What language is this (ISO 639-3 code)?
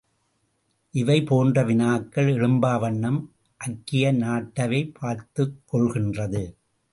tam